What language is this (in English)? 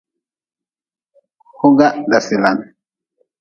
Nawdm